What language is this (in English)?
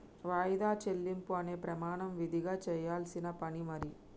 Telugu